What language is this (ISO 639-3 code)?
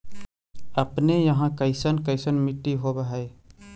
mag